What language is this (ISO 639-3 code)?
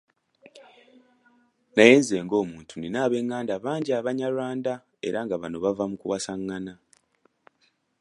lug